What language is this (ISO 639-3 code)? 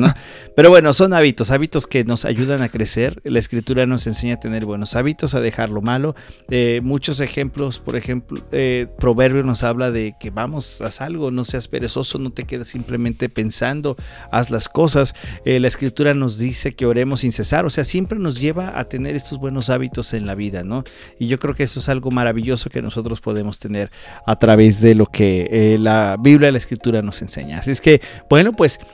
spa